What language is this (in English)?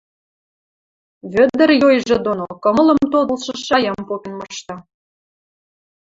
Western Mari